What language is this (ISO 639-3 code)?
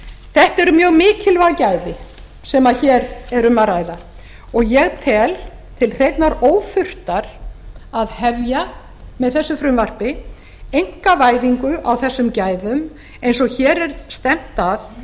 isl